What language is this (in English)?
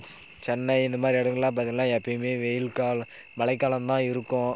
Tamil